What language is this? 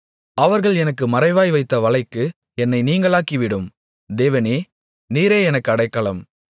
Tamil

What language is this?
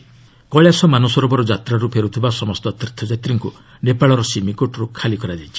Odia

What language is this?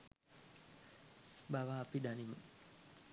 Sinhala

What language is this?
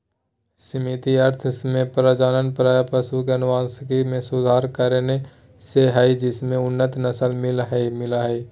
Magahi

